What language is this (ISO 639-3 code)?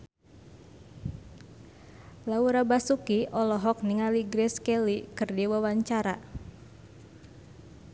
sun